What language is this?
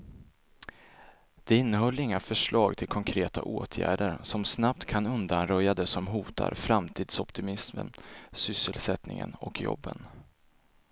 Swedish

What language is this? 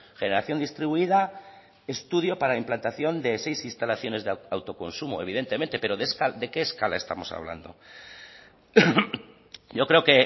Spanish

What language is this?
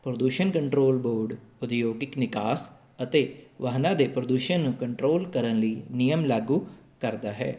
Punjabi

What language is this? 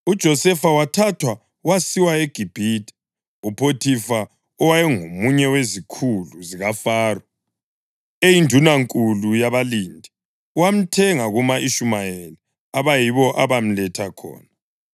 North Ndebele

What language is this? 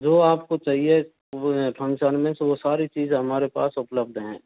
Hindi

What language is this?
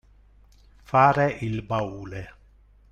Italian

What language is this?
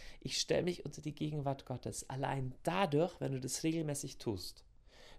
German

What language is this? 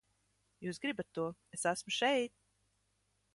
Latvian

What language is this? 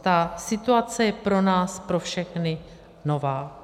Czech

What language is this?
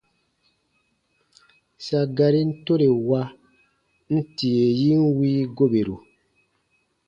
Baatonum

